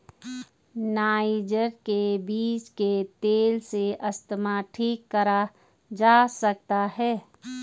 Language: Hindi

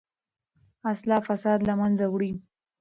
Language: Pashto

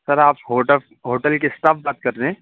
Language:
Urdu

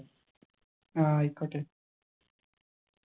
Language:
Malayalam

